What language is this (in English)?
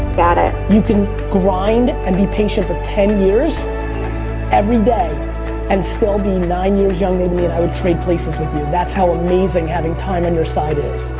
English